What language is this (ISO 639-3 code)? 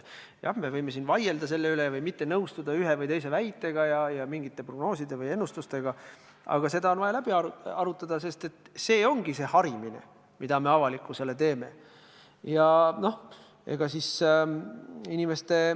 est